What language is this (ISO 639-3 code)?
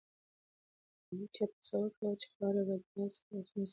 pus